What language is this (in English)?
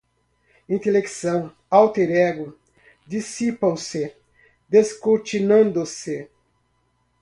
Portuguese